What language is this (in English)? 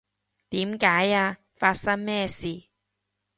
Cantonese